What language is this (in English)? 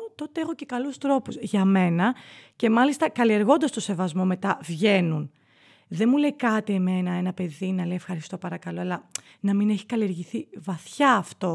Greek